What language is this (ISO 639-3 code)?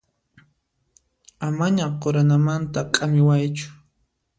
qxp